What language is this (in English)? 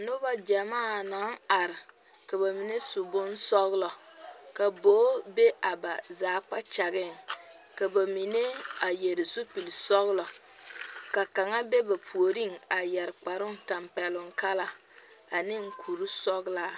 Southern Dagaare